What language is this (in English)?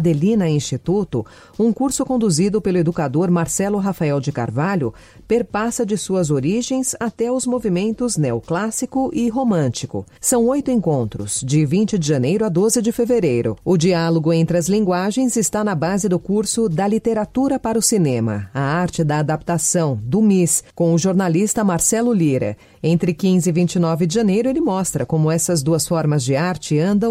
Portuguese